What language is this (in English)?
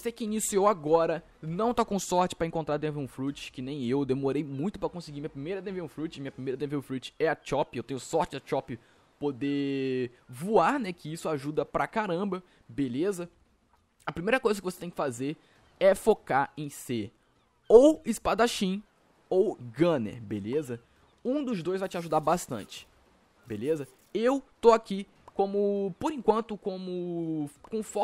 Portuguese